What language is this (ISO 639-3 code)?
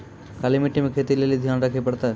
mai